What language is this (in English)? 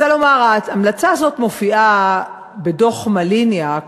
Hebrew